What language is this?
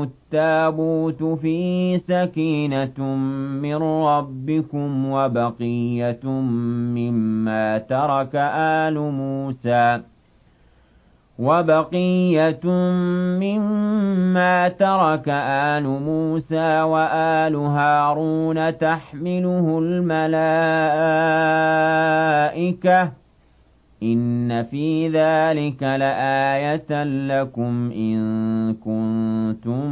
Arabic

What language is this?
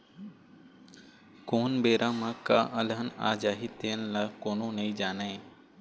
Chhattisgarhi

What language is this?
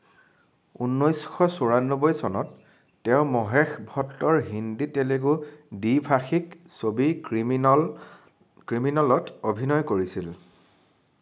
Assamese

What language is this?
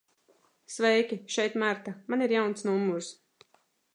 Latvian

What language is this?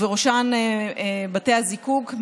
Hebrew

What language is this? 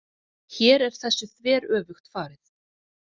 Icelandic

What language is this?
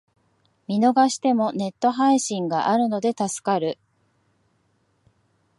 Japanese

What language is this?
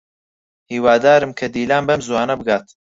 Central Kurdish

